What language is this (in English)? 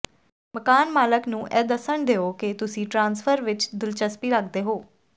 Punjabi